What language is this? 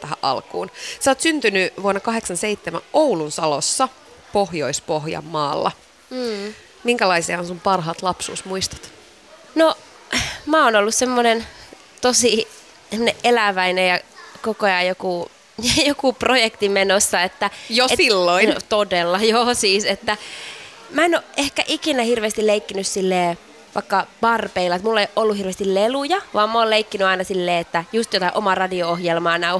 Finnish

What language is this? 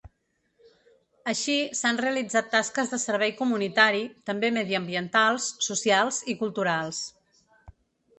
Catalan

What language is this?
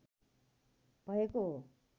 Nepali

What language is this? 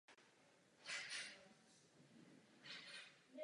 Czech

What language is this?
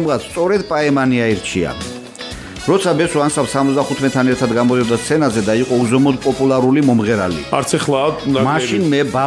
Dutch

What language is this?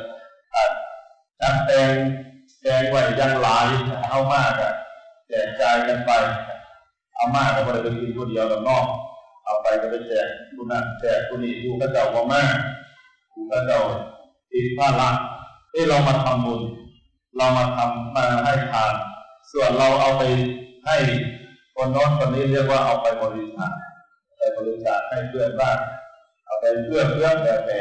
Thai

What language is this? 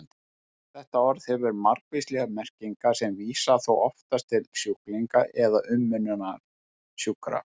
Icelandic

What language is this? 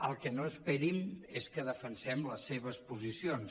Catalan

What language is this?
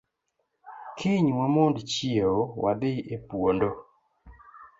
Luo (Kenya and Tanzania)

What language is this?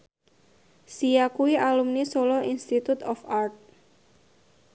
Javanese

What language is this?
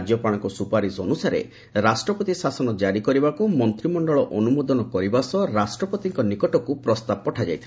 Odia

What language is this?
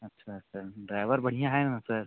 Hindi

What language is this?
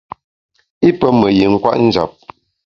Bamun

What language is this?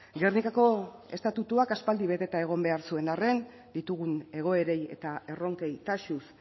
Basque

